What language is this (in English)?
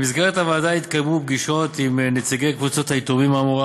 Hebrew